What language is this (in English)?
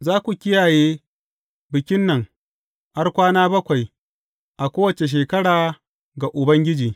Hausa